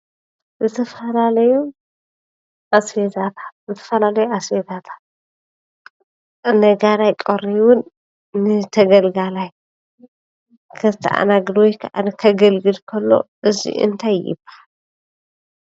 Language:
Tigrinya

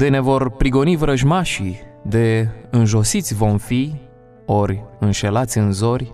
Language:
Romanian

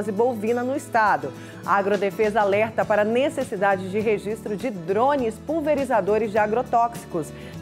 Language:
Portuguese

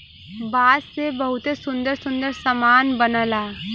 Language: Bhojpuri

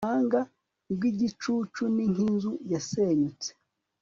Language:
Kinyarwanda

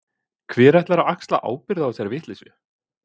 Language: Icelandic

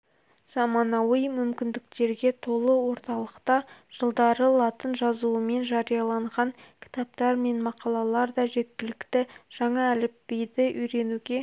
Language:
Kazakh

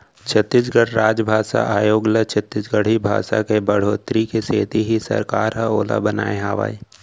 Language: Chhattisgarhi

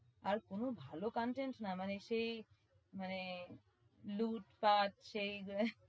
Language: Bangla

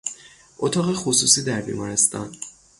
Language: Persian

